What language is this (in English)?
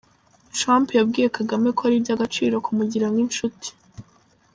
Kinyarwanda